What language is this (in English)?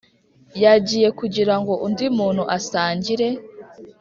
Kinyarwanda